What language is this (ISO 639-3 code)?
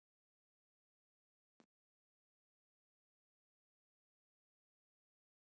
tel